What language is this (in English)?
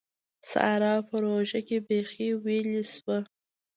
Pashto